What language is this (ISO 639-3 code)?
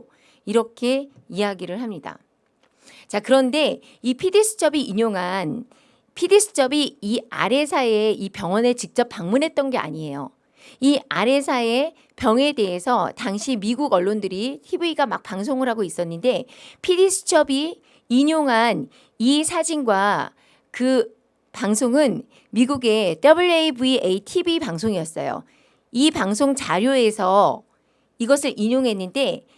kor